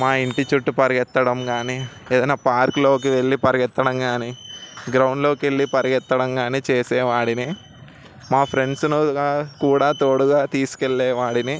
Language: Telugu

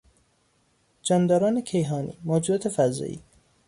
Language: Persian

